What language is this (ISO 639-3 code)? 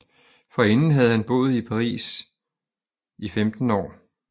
dan